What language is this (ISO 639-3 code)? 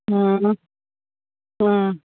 mni